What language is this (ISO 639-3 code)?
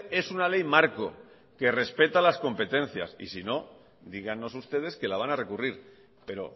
spa